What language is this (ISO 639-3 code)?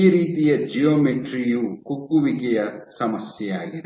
kan